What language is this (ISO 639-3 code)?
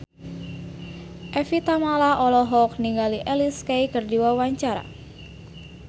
sun